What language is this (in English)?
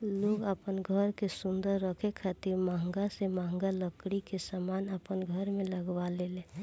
Bhojpuri